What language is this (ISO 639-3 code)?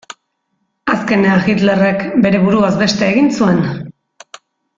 eus